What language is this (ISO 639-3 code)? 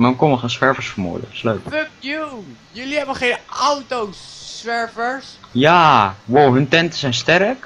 nld